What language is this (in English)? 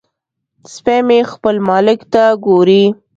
Pashto